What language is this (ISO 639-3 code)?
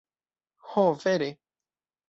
epo